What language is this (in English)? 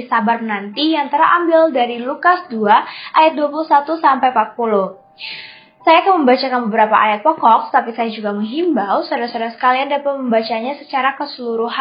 Indonesian